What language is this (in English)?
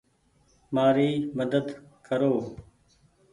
Goaria